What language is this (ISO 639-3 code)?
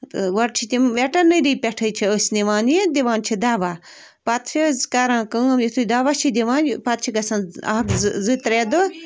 kas